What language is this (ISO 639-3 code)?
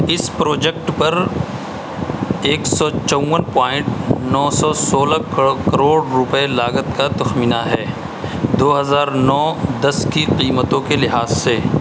urd